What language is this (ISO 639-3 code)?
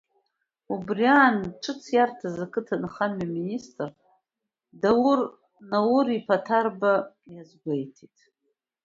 abk